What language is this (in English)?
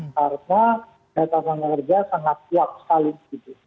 Indonesian